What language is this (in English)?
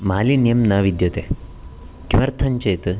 Sanskrit